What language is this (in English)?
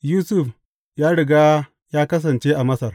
Hausa